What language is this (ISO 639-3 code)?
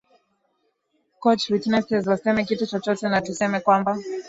swa